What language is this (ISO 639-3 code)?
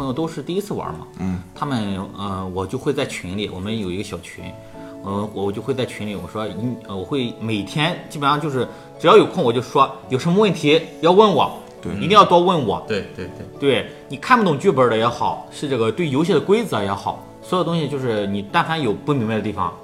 zho